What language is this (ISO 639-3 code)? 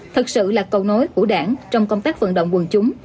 vie